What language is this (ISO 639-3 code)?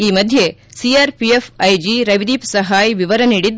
kan